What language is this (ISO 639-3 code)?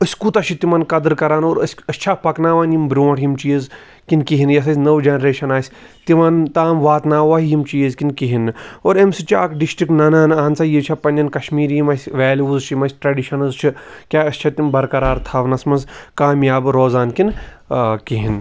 kas